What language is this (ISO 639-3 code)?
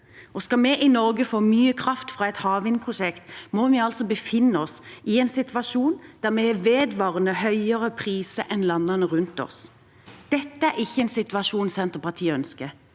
nor